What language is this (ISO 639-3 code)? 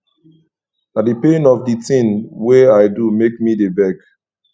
pcm